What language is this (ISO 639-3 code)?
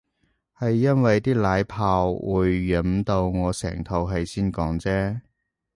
yue